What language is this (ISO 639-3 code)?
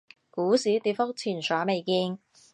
yue